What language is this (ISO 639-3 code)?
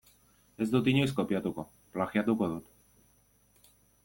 eus